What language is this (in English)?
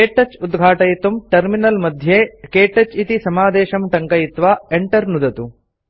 Sanskrit